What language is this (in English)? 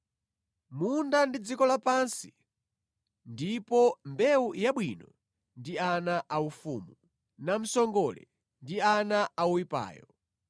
Nyanja